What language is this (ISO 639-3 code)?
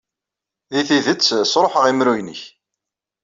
kab